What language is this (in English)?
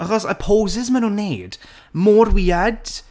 Welsh